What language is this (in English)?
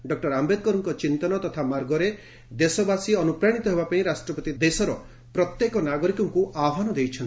Odia